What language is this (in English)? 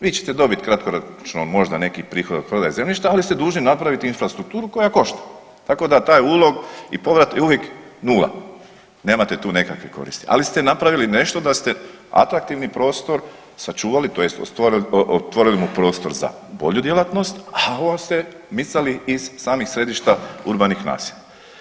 Croatian